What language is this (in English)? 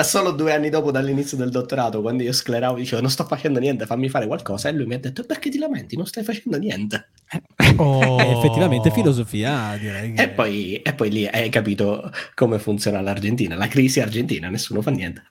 Italian